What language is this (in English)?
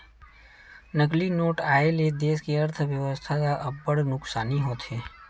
Chhattisgarhi